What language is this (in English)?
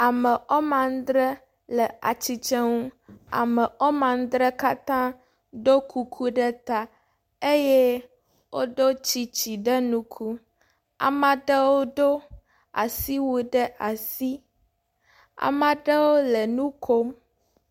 Ewe